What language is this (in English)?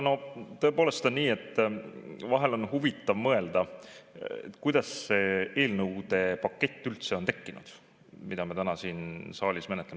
Estonian